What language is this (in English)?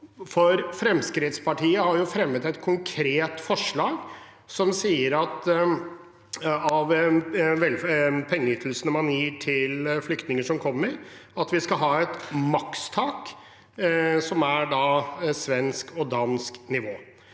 Norwegian